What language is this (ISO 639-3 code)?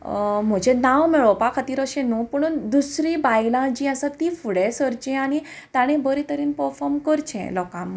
kok